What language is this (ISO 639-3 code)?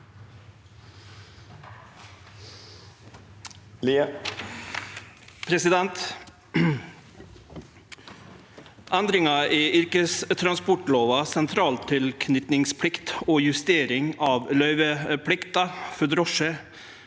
nor